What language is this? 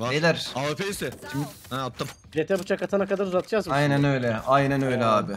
Turkish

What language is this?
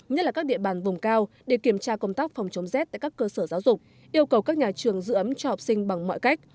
Vietnamese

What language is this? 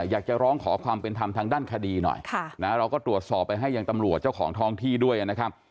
Thai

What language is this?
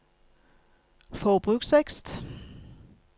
Norwegian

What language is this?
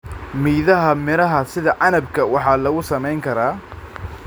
Somali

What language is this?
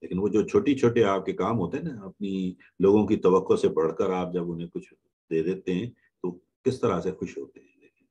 Hindi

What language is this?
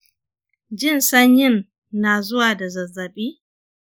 Hausa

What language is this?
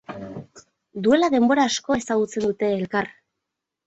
Basque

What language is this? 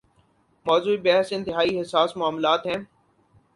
Urdu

